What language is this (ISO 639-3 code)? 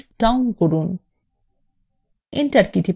ben